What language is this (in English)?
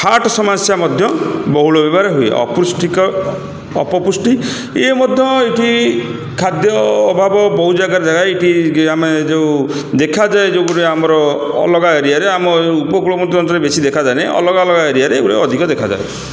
Odia